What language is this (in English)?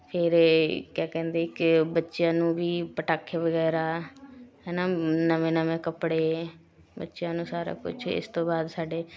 Punjabi